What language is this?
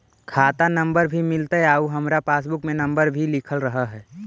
Magahi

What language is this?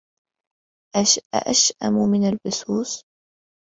Arabic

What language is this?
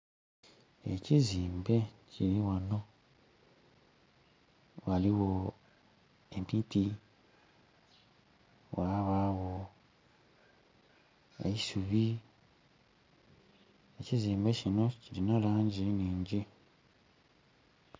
Soga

